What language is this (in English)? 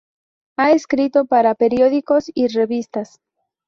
Spanish